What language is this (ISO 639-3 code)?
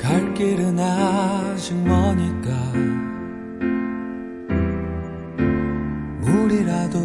kor